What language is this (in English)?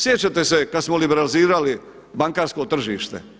Croatian